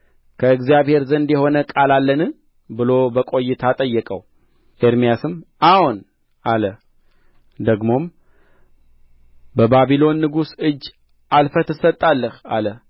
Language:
Amharic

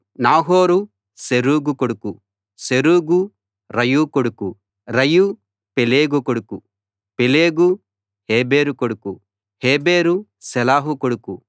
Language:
Telugu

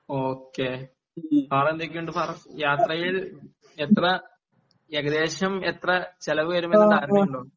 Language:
Malayalam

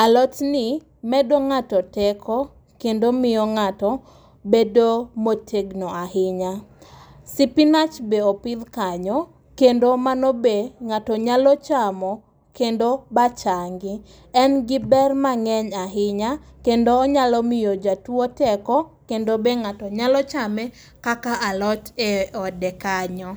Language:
Luo (Kenya and Tanzania)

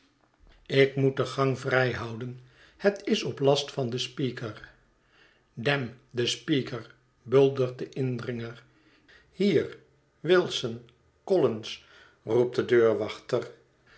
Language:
Dutch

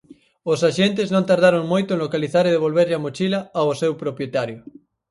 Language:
Galician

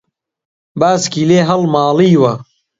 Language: Central Kurdish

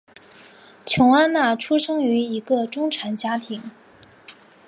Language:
Chinese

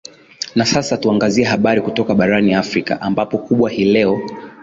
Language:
Swahili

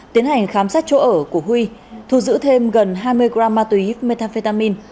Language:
Vietnamese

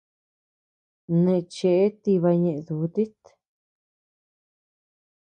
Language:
Tepeuxila Cuicatec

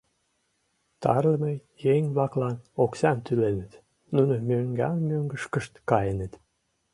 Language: Mari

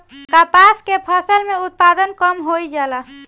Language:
Bhojpuri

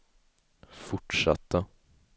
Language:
Swedish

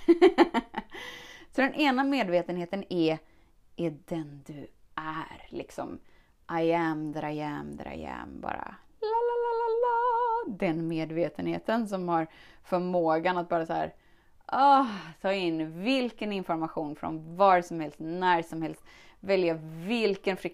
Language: Swedish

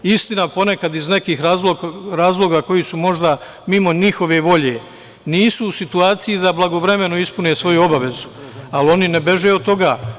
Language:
Serbian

